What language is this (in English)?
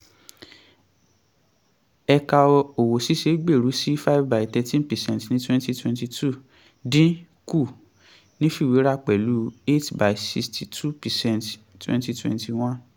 Yoruba